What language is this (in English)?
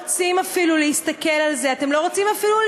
Hebrew